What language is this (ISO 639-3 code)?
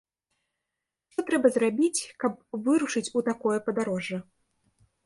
bel